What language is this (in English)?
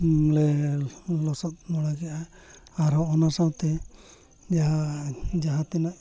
Santali